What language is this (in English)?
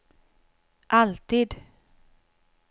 Swedish